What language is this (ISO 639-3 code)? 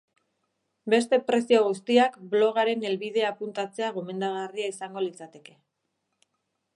eus